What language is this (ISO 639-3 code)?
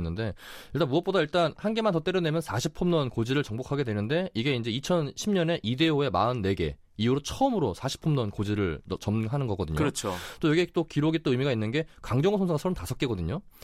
kor